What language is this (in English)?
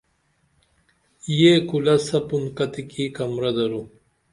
Dameli